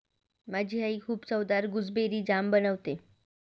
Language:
Marathi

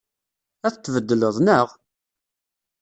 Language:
Kabyle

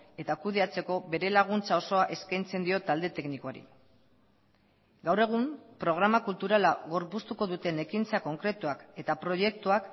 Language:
Basque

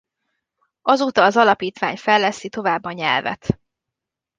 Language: Hungarian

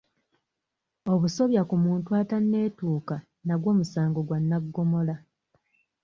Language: Ganda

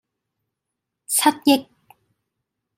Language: Cantonese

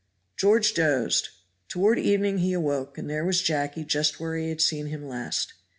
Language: English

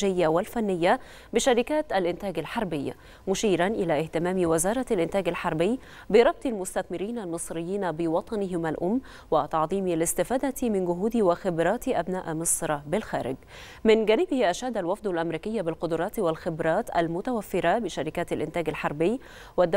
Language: Arabic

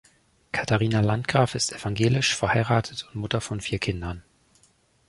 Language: German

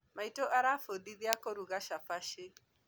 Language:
Kikuyu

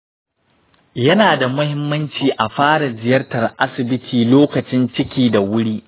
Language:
Hausa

